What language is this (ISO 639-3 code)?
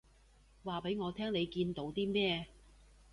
yue